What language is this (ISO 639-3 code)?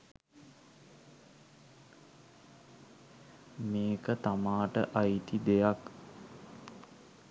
sin